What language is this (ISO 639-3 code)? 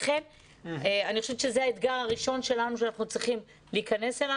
heb